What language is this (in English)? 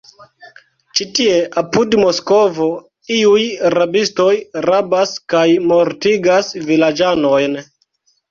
Esperanto